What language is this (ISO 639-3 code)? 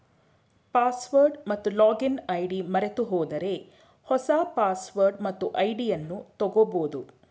kan